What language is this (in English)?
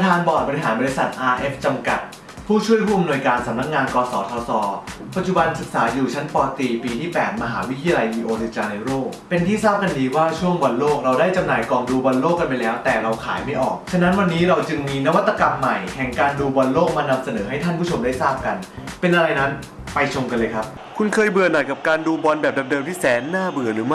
Thai